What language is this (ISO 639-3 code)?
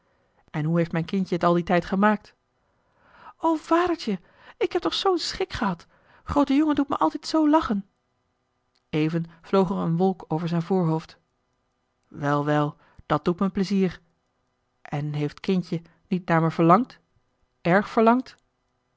nld